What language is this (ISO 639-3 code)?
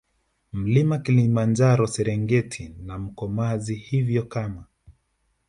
swa